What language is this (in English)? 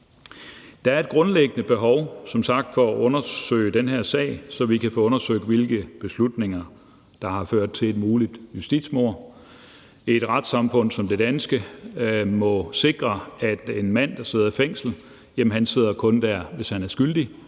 Danish